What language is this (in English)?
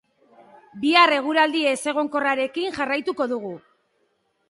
Basque